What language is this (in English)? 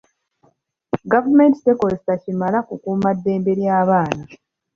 Ganda